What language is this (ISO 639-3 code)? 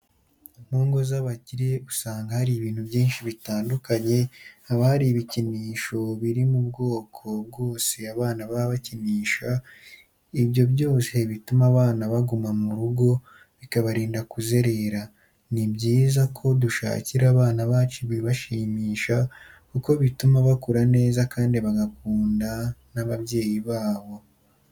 kin